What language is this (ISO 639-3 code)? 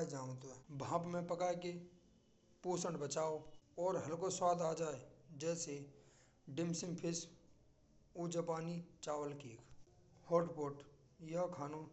bra